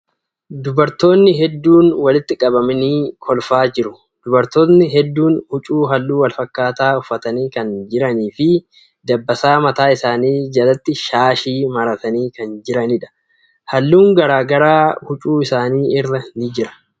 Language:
Oromo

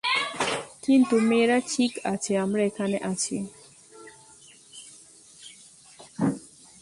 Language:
Bangla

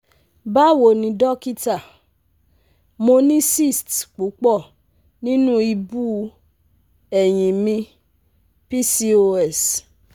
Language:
Yoruba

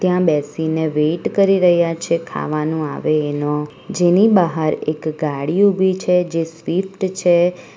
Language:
Gujarati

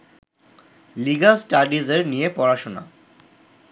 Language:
Bangla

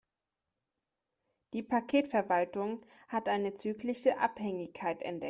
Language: German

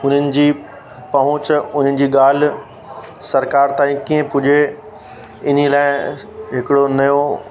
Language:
Sindhi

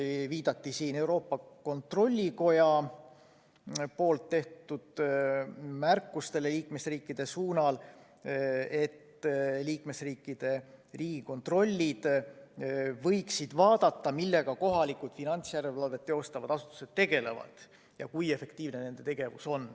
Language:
Estonian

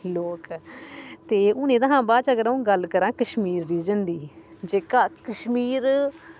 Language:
Dogri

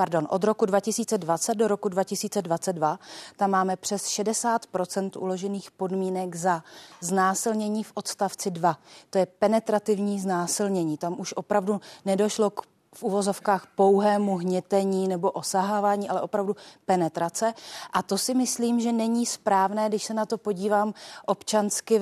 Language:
Czech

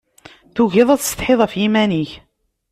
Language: Kabyle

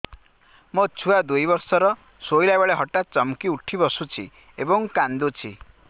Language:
Odia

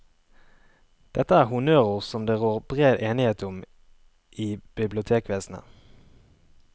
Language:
Norwegian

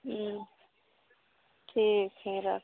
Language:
Maithili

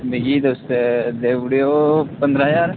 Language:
Dogri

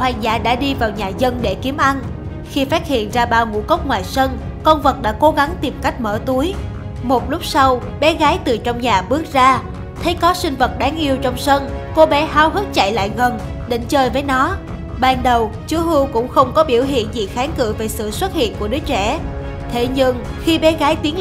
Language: Vietnamese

